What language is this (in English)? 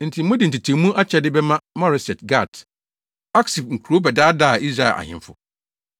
Akan